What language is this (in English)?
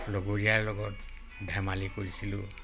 Assamese